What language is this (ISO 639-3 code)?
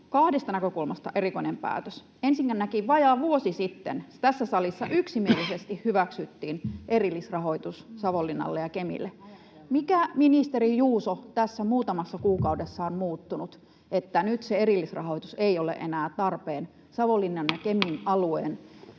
fin